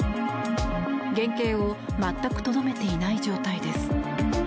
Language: Japanese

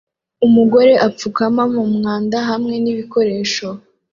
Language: Kinyarwanda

